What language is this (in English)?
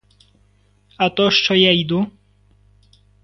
Ukrainian